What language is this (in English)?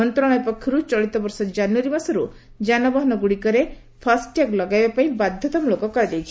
Odia